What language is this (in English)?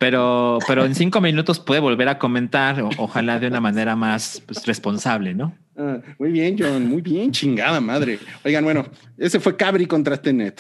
Spanish